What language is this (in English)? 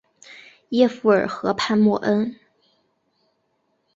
Chinese